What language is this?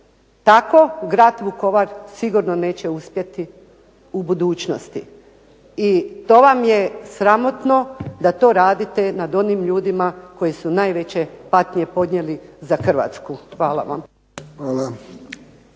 Croatian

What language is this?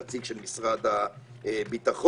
Hebrew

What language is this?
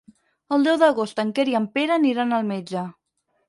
Catalan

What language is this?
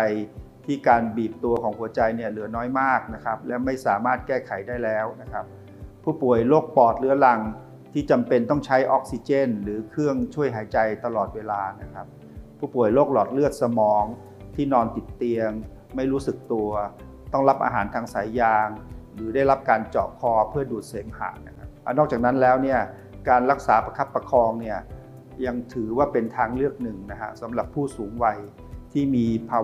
Thai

